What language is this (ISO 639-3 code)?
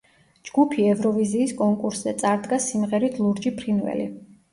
kat